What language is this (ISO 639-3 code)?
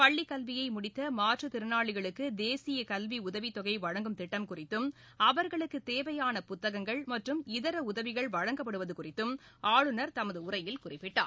tam